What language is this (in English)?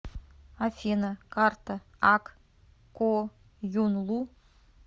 Russian